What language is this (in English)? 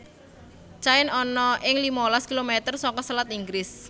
Javanese